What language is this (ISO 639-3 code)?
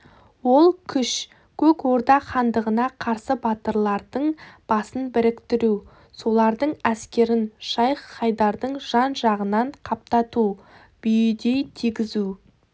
kaz